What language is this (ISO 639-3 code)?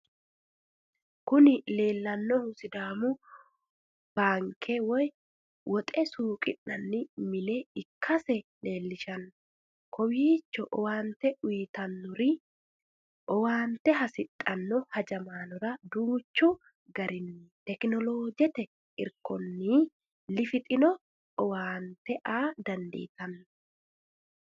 sid